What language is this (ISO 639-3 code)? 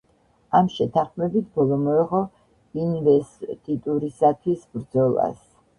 kat